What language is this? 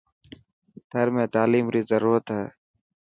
Dhatki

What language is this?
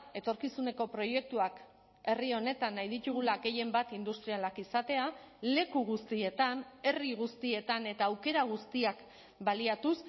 Basque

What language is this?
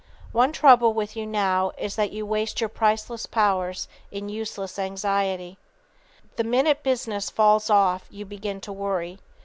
English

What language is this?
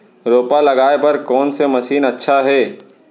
Chhattisgarhi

